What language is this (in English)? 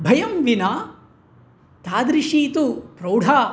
Sanskrit